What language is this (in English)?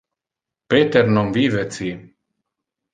Interlingua